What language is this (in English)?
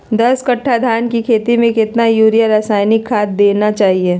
Magahi